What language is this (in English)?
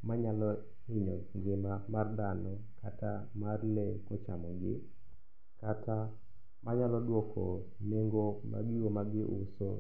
Luo (Kenya and Tanzania)